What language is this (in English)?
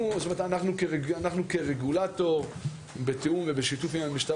Hebrew